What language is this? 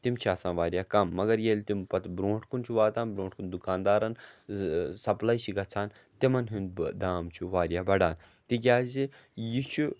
Kashmiri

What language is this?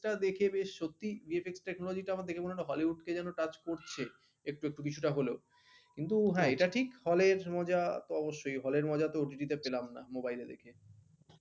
Bangla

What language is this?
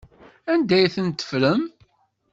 Kabyle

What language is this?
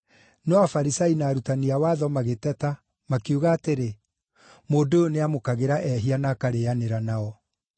Kikuyu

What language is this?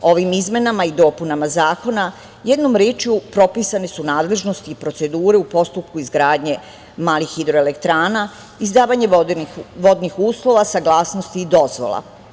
Serbian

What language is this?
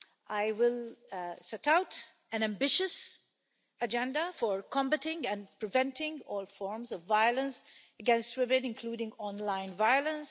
English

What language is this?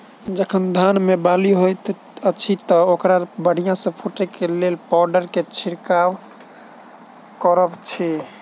Maithili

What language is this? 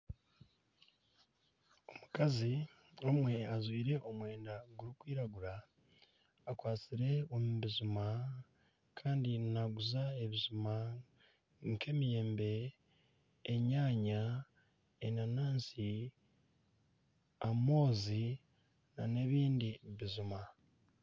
Nyankole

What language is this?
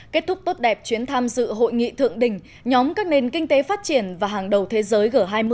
Vietnamese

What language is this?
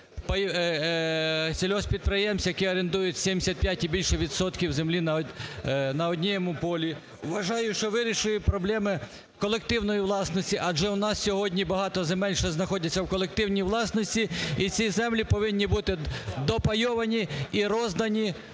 Ukrainian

